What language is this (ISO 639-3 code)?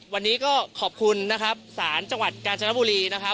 tha